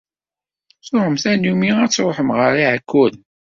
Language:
Kabyle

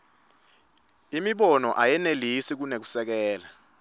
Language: Swati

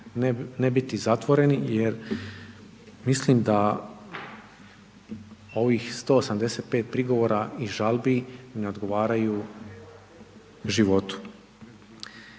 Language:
Croatian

